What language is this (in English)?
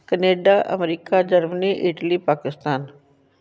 Punjabi